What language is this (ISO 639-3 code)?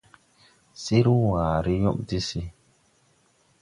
tui